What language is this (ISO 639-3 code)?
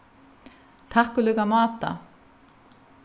fao